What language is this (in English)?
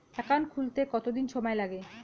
Bangla